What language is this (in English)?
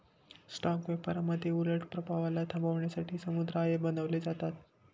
Marathi